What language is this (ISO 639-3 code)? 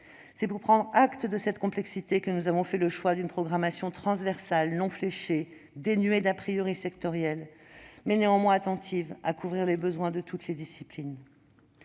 fra